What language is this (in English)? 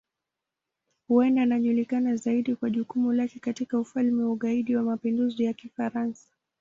Swahili